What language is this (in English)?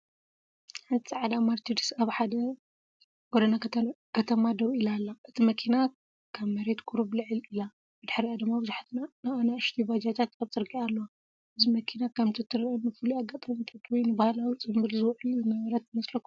Tigrinya